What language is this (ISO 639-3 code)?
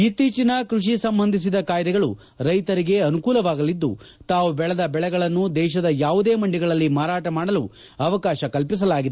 kan